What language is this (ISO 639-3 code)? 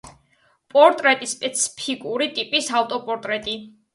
kat